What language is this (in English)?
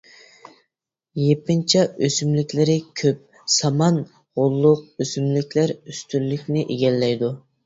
Uyghur